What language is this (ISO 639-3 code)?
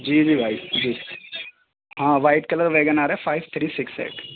urd